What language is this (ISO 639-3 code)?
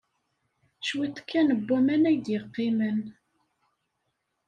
kab